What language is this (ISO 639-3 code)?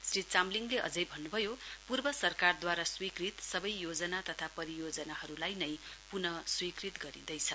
nep